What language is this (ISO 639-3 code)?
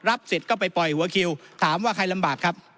tha